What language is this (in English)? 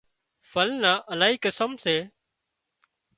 Wadiyara Koli